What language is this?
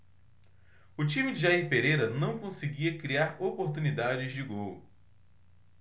Portuguese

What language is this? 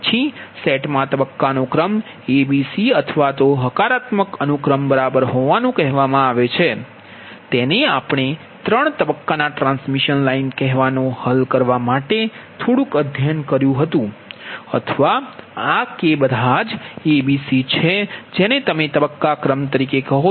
Gujarati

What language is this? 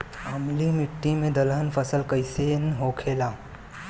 Bhojpuri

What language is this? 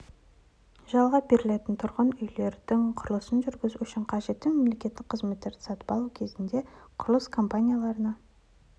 Kazakh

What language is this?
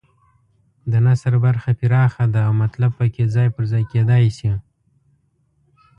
Pashto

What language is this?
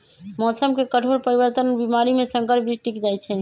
Magahi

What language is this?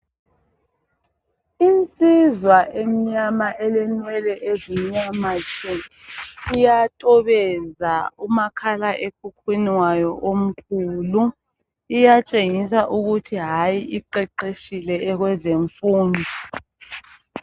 North Ndebele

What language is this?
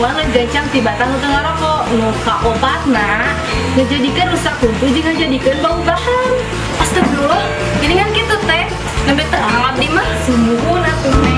Indonesian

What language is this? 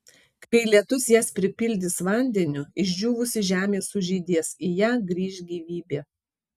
Lithuanian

